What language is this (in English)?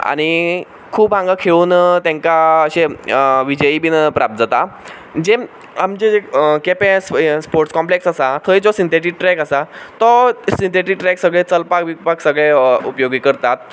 Konkani